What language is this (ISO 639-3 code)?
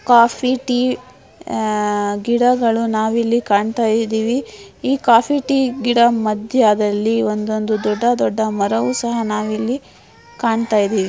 kan